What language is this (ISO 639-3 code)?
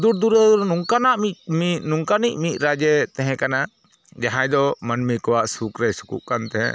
sat